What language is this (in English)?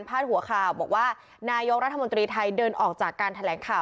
Thai